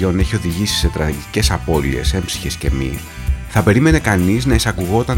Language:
Greek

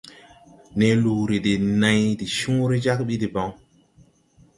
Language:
Tupuri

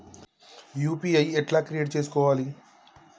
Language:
Telugu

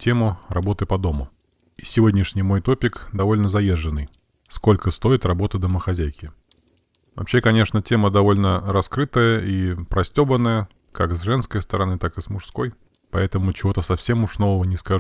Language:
Russian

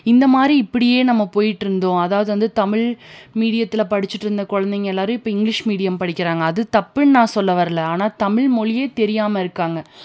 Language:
Tamil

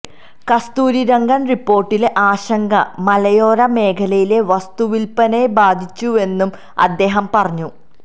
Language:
Malayalam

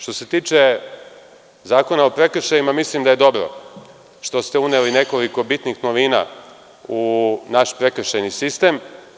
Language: Serbian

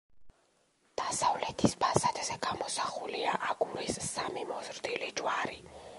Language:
Georgian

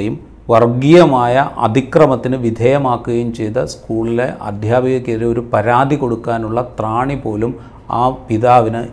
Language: Malayalam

